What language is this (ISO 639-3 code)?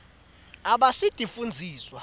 ssw